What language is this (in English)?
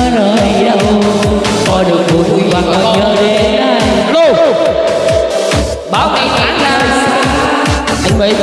Vietnamese